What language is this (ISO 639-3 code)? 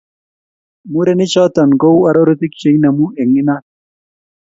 kln